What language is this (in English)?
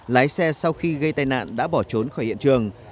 Vietnamese